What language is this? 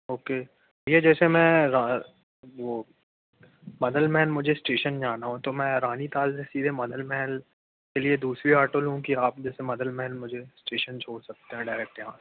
Hindi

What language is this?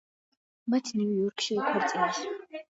Georgian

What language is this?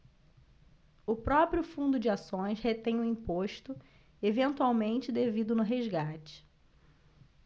Portuguese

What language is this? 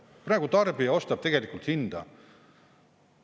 Estonian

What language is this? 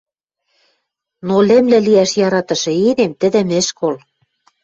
Western Mari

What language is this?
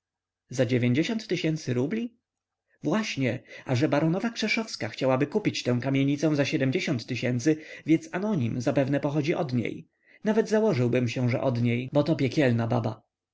Polish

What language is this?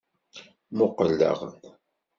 Kabyle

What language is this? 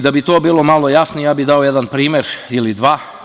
Serbian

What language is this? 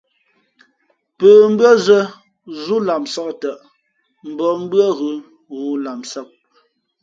Fe'fe'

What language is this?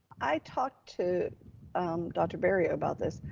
English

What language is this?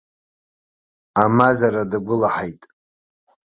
Abkhazian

